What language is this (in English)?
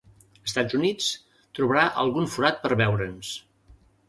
Catalan